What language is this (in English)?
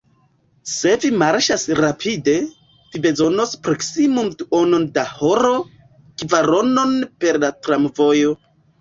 Esperanto